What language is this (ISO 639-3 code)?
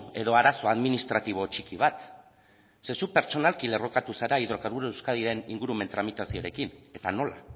eus